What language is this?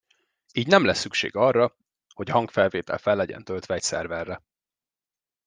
Hungarian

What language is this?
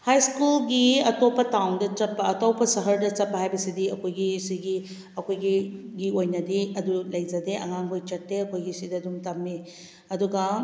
Manipuri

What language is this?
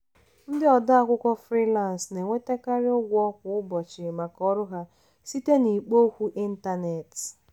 Igbo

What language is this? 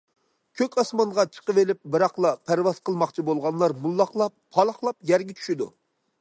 Uyghur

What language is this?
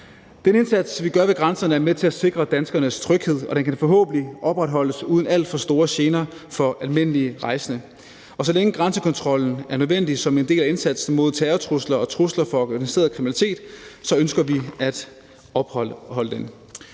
Danish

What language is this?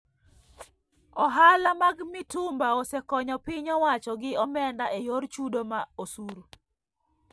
Luo (Kenya and Tanzania)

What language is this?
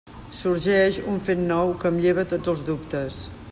Catalan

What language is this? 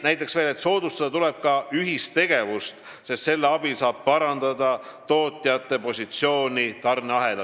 Estonian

